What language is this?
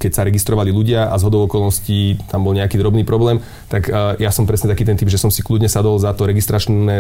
Slovak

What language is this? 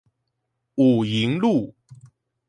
Chinese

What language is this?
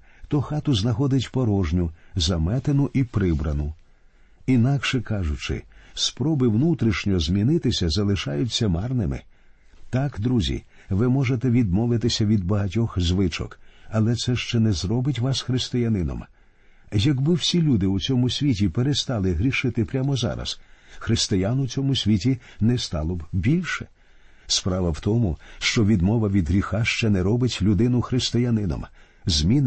Ukrainian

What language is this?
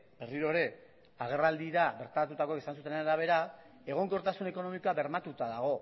Basque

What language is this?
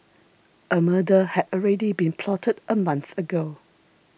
English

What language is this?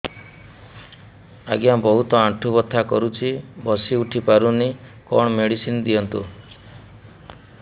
Odia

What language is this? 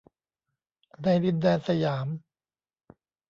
Thai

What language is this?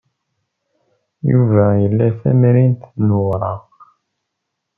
Kabyle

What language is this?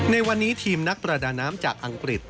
Thai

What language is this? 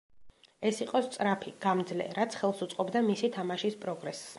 Georgian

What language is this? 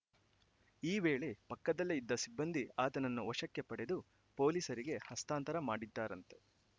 Kannada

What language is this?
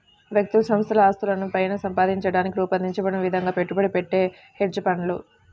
Telugu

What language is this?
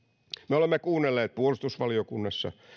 Finnish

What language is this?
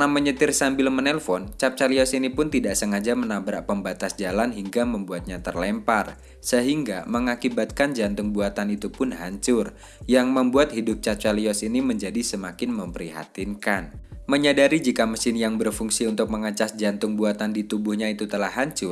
Indonesian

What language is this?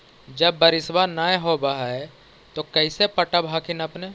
Magahi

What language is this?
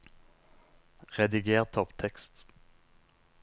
Norwegian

